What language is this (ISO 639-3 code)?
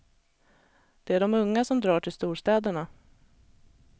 swe